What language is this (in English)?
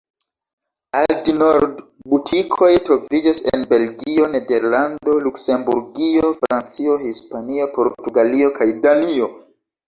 Esperanto